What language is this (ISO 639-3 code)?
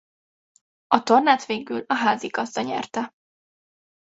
hun